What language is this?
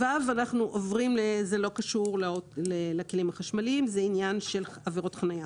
Hebrew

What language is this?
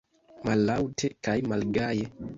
Esperanto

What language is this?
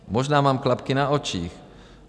Czech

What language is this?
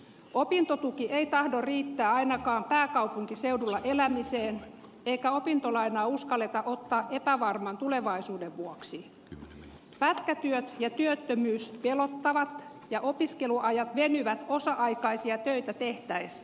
Finnish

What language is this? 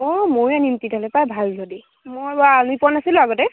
Assamese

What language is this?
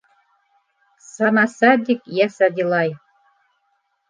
Bashkir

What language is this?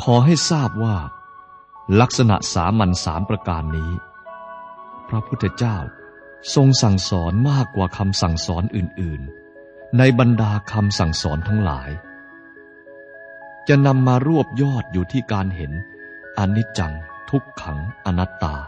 Thai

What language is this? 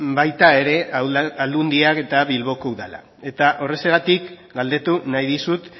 Basque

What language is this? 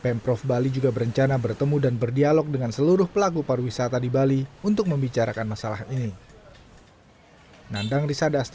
Indonesian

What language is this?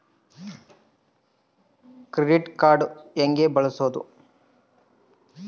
Kannada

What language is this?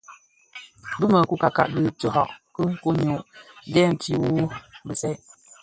Bafia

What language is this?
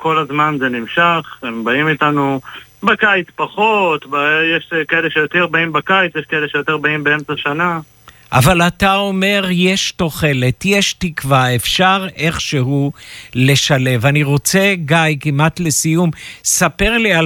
Hebrew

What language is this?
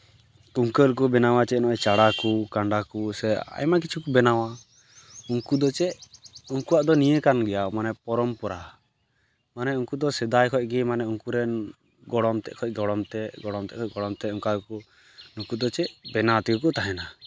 Santali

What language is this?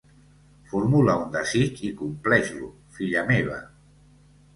Catalan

